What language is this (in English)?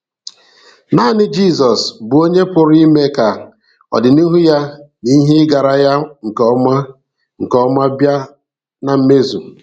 Igbo